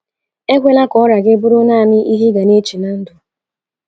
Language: Igbo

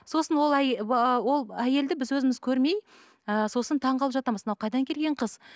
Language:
Kazakh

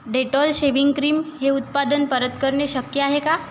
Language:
Marathi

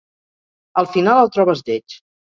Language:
Catalan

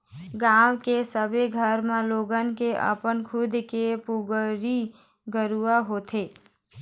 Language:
Chhattisgarhi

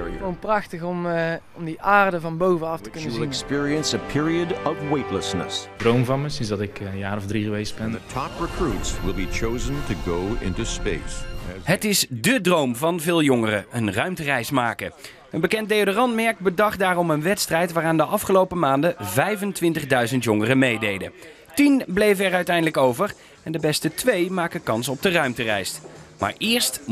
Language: Dutch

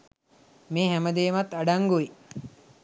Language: Sinhala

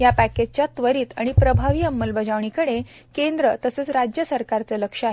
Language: Marathi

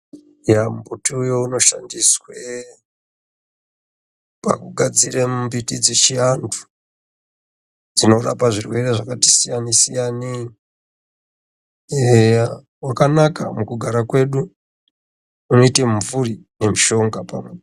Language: Ndau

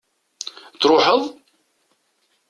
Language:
Kabyle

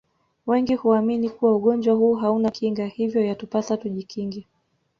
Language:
Swahili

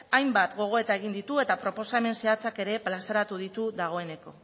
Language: Basque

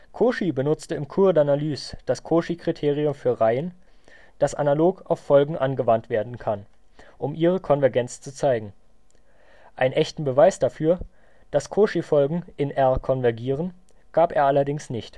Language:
German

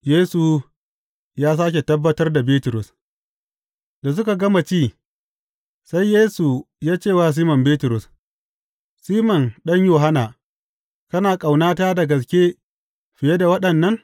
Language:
Hausa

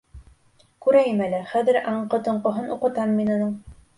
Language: Bashkir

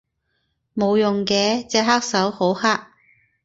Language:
Cantonese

